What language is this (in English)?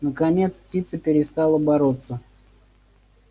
Russian